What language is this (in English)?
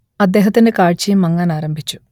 Malayalam